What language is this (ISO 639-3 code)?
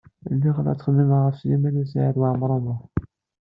kab